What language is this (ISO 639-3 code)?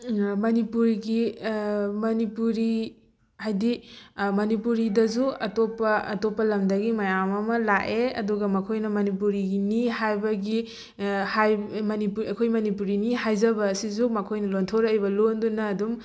mni